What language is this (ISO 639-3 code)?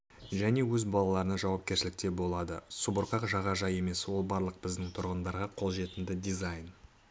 kaz